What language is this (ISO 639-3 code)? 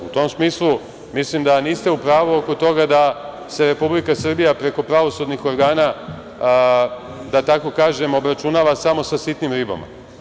srp